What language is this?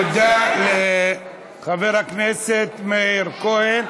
Hebrew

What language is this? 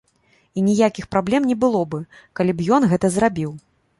Belarusian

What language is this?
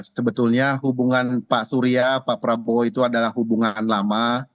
Indonesian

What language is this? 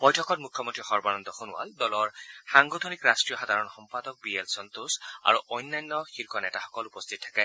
Assamese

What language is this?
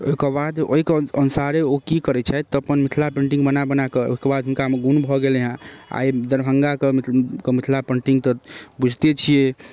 Maithili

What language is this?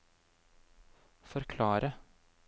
Norwegian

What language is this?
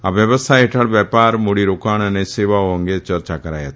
Gujarati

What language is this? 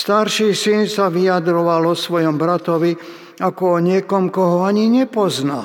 Slovak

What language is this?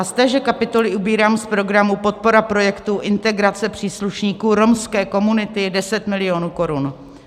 Czech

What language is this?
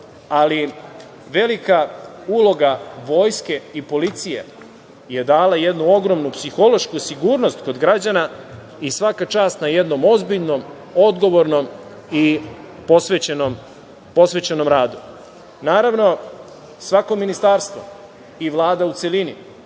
Serbian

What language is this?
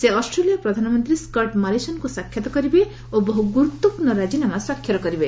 Odia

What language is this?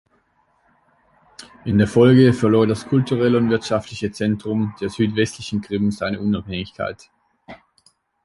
German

